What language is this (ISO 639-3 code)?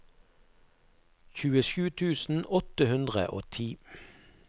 nor